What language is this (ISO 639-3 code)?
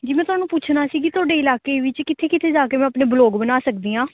pan